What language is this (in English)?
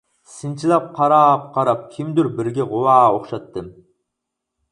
Uyghur